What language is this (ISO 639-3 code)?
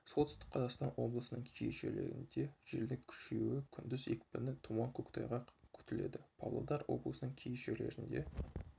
kaz